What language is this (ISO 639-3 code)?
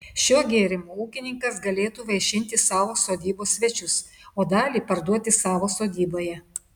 lit